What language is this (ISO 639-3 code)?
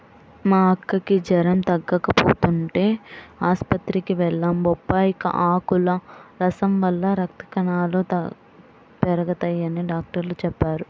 tel